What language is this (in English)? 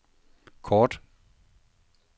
Danish